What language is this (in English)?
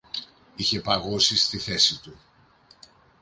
Greek